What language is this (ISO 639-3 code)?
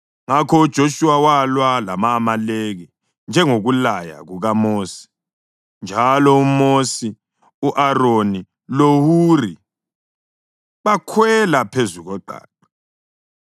nde